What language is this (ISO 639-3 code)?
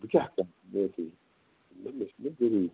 kas